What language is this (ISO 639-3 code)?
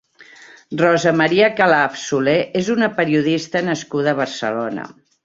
cat